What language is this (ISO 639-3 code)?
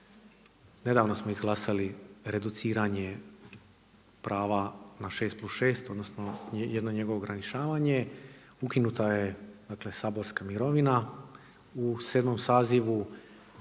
hrv